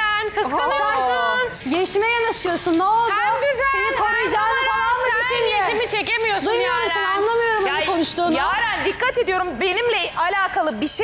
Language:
Turkish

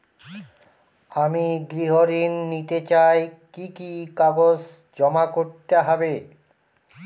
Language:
Bangla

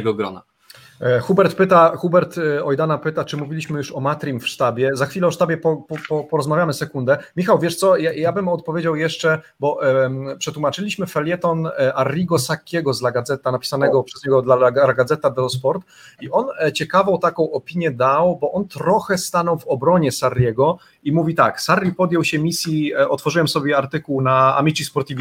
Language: Polish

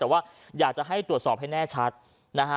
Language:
Thai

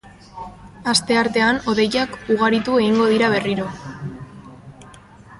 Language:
Basque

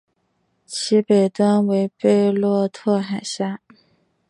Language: Chinese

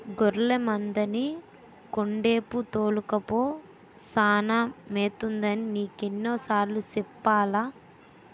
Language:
Telugu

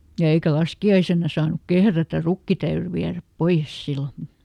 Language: Finnish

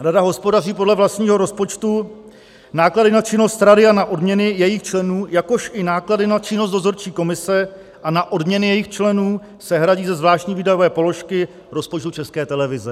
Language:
Czech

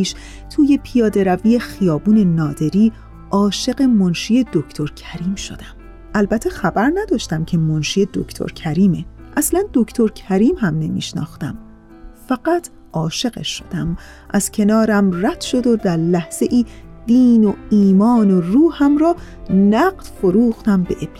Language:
Persian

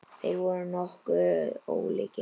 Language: Icelandic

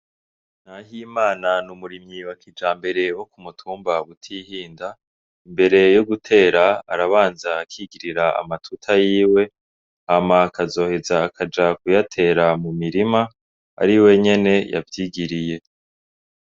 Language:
Rundi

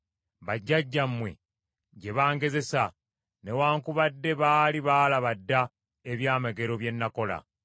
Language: Ganda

